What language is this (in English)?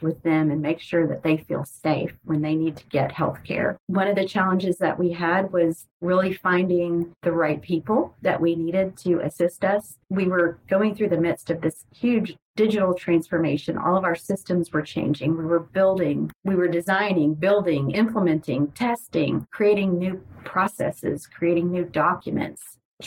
English